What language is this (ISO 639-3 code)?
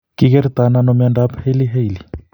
kln